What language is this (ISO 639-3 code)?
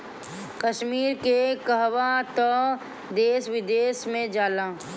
bho